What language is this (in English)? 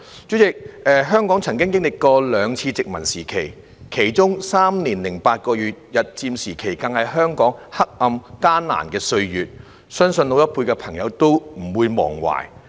Cantonese